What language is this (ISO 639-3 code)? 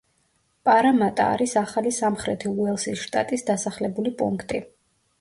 kat